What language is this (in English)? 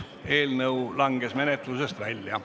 Estonian